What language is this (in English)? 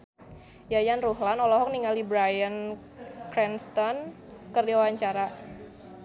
Sundanese